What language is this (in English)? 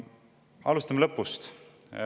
Estonian